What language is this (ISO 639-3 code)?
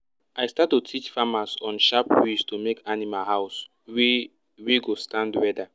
pcm